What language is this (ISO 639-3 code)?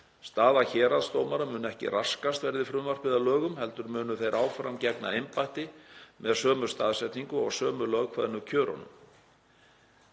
isl